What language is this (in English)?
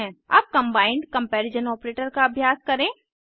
Hindi